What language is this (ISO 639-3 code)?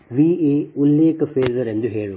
kan